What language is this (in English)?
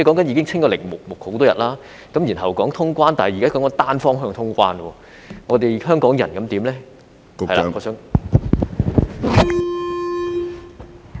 Cantonese